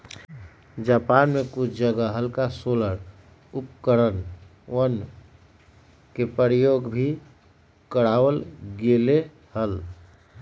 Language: Magahi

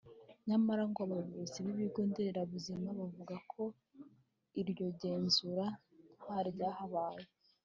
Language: Kinyarwanda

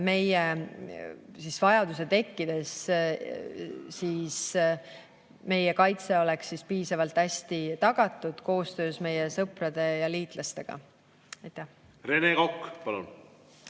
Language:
Estonian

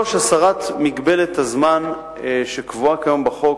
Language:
Hebrew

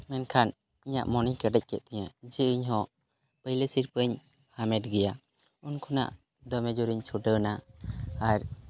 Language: Santali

